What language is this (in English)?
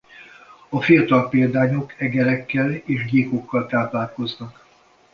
Hungarian